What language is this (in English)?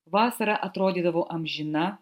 Lithuanian